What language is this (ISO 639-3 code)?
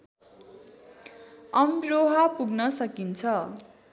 nep